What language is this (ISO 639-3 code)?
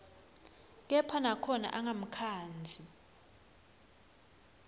ssw